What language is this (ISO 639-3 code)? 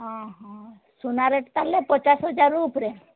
ori